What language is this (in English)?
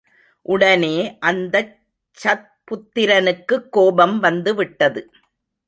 Tamil